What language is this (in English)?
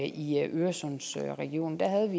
Danish